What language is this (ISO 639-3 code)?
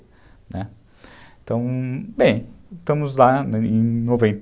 por